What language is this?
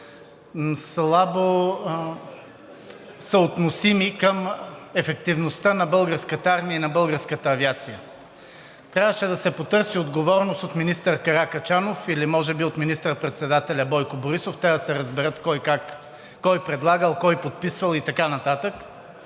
Bulgarian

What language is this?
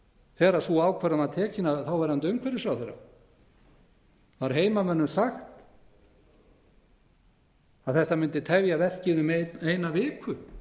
Icelandic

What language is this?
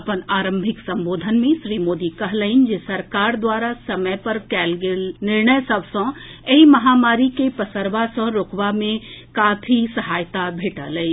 Maithili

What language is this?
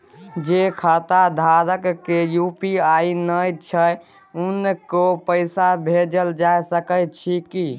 Maithili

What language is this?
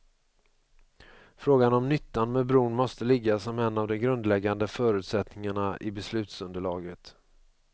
Swedish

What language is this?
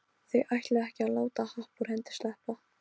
Icelandic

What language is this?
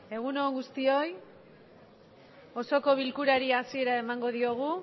Basque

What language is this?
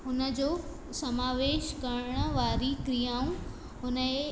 Sindhi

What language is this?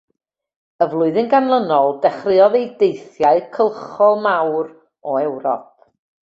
Welsh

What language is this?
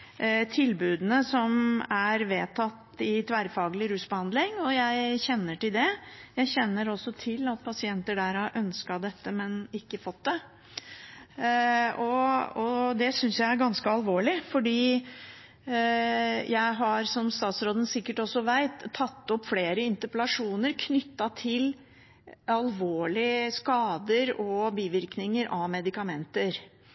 Norwegian Bokmål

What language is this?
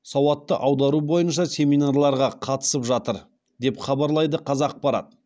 Kazakh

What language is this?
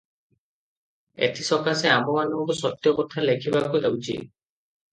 Odia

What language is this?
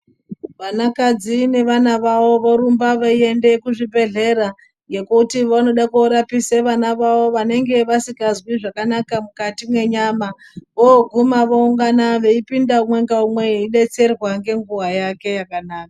Ndau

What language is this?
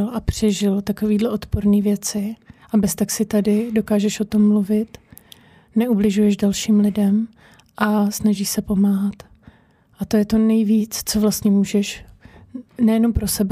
Czech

